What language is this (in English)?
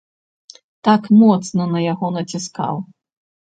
Belarusian